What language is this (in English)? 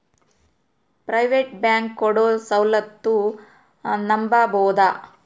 Kannada